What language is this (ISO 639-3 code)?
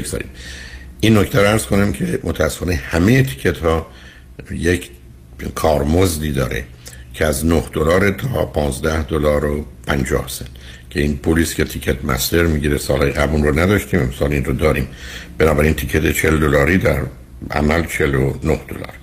fas